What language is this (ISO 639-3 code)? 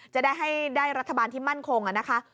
tha